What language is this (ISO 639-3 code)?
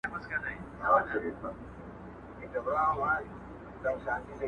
pus